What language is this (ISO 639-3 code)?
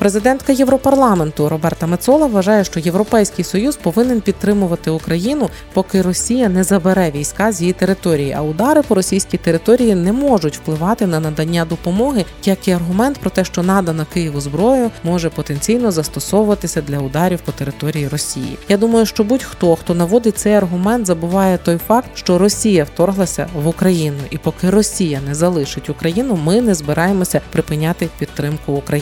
ukr